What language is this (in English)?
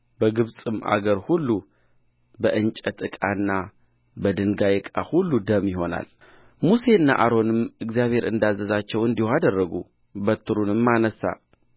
Amharic